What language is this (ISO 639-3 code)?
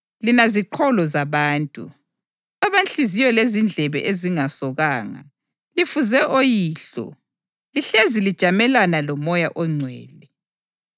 nde